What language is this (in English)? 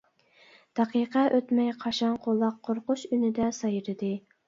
Uyghur